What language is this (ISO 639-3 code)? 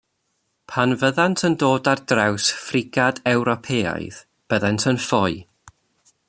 cym